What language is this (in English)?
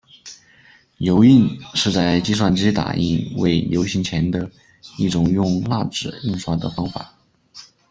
Chinese